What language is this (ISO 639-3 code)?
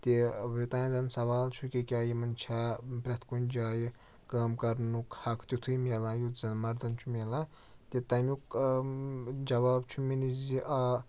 kas